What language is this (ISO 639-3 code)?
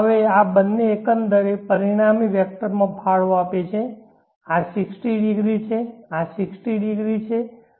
guj